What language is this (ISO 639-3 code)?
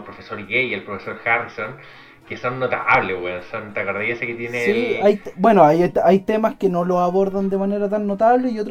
spa